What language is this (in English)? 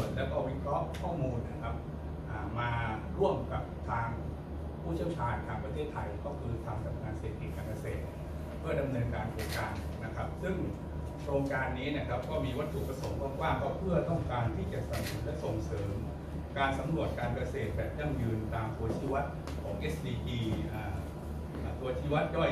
Thai